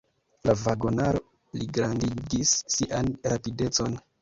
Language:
Esperanto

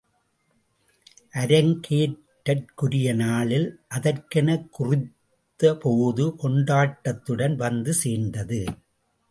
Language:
Tamil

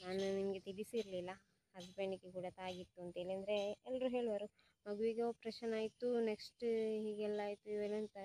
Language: Kannada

